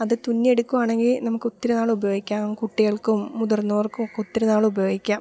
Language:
Malayalam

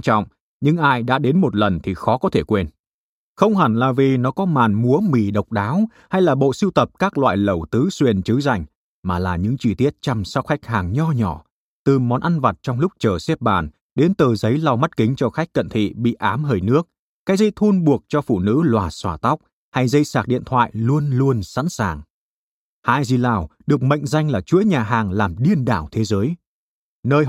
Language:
Vietnamese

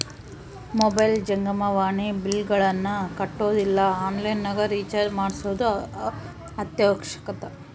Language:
Kannada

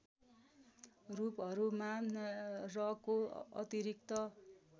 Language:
Nepali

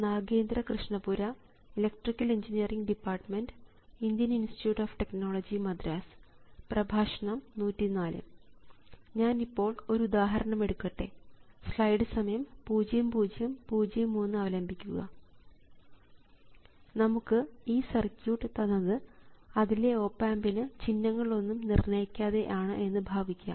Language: Malayalam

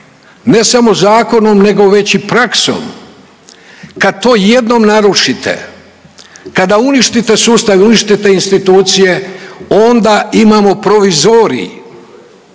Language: Croatian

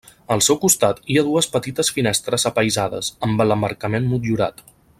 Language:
Catalan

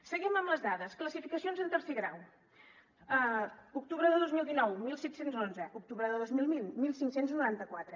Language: Catalan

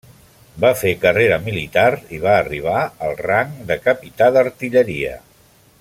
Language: Catalan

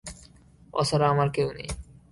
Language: Bangla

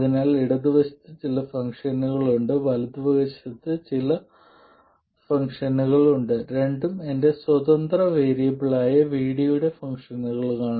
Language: Malayalam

